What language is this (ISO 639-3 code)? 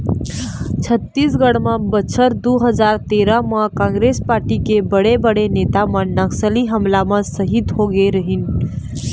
hne